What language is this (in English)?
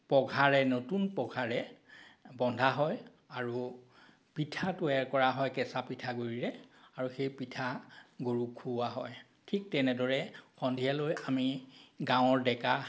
Assamese